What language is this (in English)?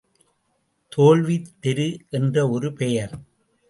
Tamil